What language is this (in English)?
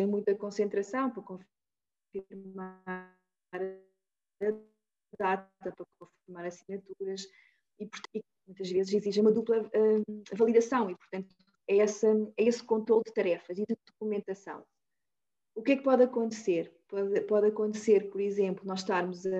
Portuguese